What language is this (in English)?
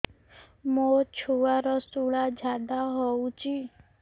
Odia